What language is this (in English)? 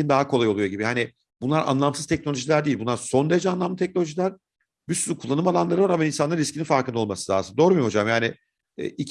Turkish